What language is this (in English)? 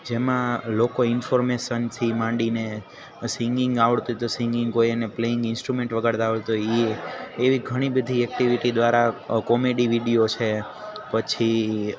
Gujarati